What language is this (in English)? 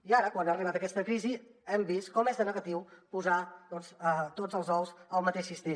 Catalan